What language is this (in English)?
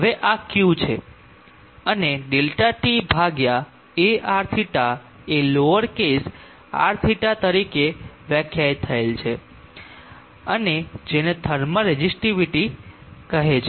Gujarati